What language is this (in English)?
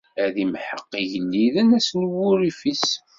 Kabyle